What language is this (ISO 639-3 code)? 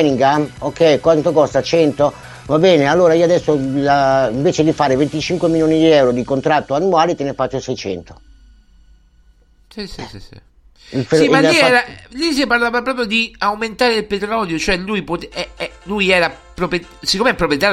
ita